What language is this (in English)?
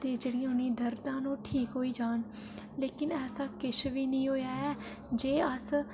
Dogri